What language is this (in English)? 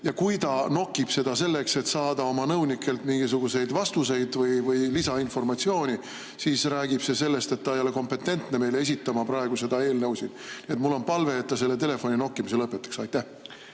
Estonian